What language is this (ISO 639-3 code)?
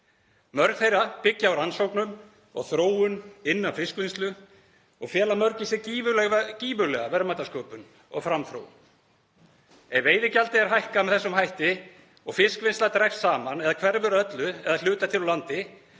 isl